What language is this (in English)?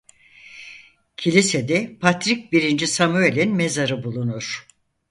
Turkish